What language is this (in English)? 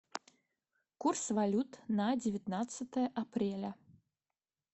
Russian